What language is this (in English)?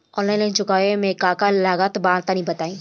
Bhojpuri